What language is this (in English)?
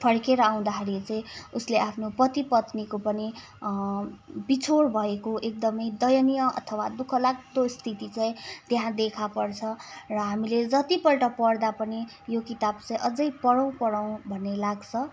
Nepali